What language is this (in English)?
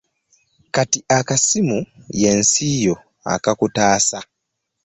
Ganda